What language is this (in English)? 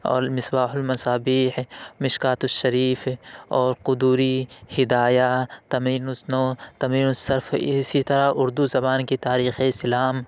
Urdu